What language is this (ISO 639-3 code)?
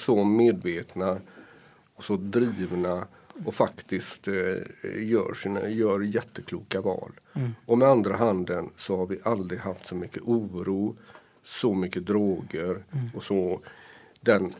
swe